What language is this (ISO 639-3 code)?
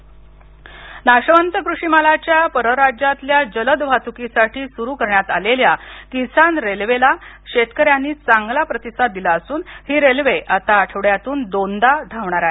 mar